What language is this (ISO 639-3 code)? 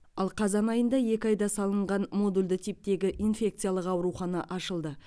kaz